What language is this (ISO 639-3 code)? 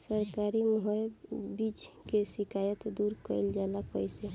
bho